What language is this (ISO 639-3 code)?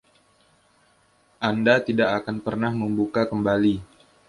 ind